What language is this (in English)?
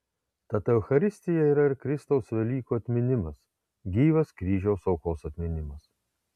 Lithuanian